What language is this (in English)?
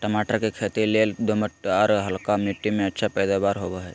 Magahi